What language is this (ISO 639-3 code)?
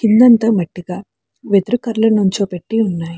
tel